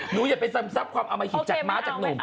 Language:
Thai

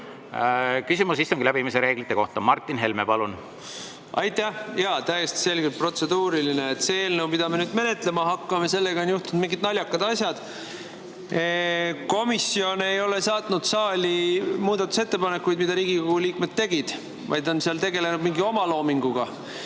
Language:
Estonian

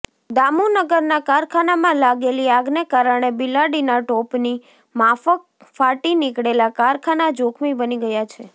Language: Gujarati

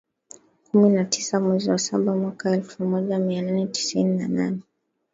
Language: Swahili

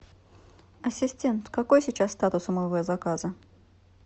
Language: Russian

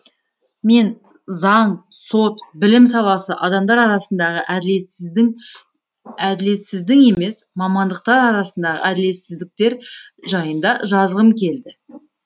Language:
Kazakh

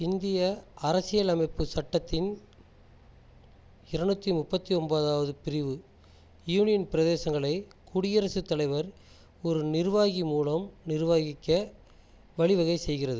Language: Tamil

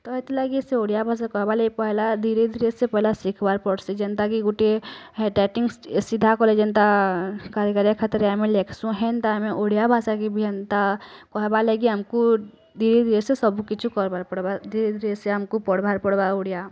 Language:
Odia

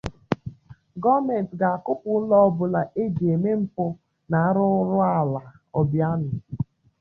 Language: Igbo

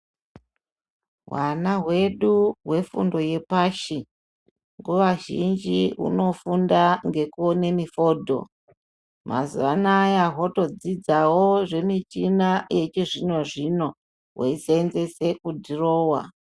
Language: Ndau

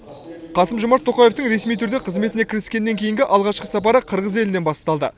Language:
Kazakh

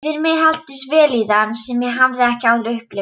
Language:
Icelandic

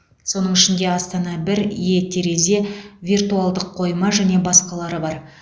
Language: Kazakh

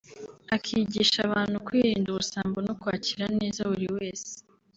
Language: Kinyarwanda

